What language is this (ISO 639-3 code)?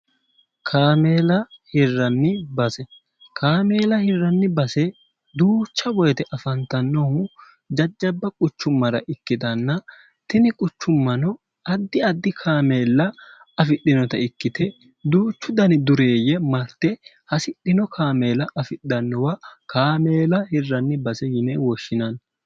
sid